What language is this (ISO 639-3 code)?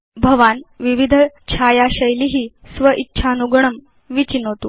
san